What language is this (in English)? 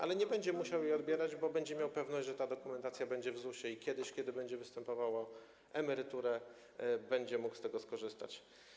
Polish